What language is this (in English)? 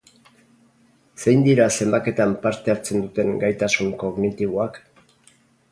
Basque